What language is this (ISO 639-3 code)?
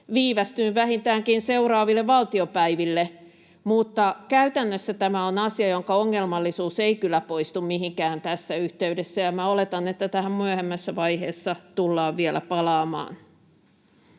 fin